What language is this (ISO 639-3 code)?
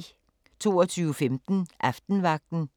dan